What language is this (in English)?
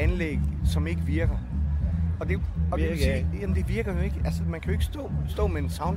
Danish